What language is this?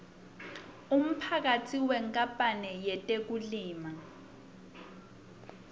Swati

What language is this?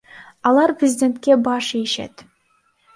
Kyrgyz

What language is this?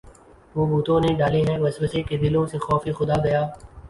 Urdu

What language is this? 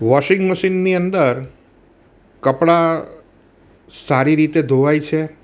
Gujarati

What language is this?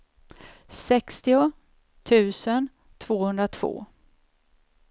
Swedish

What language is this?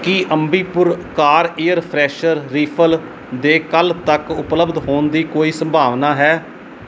Punjabi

